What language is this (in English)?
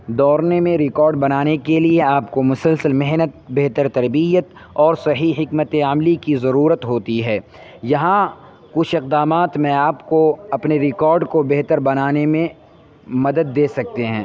Urdu